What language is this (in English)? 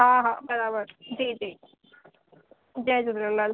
Sindhi